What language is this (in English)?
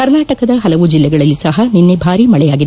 Kannada